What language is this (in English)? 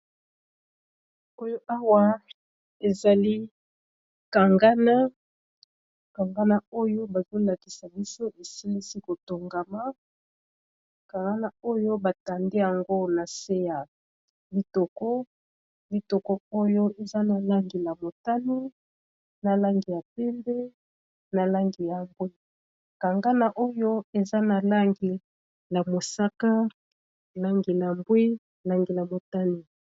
Lingala